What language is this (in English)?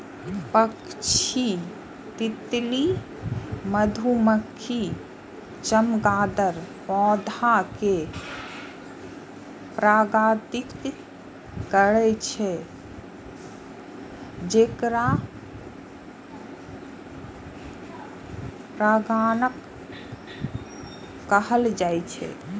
Maithili